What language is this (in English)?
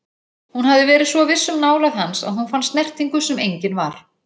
Icelandic